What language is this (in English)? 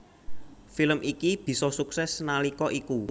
Javanese